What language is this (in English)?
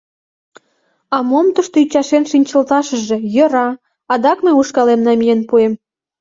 Mari